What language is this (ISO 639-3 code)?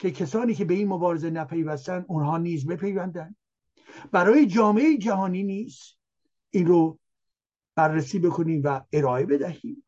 fas